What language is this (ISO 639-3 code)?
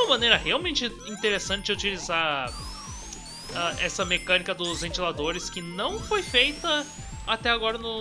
por